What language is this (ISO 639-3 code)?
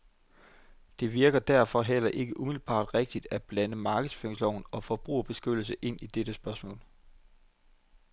dan